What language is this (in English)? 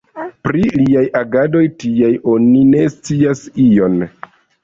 Esperanto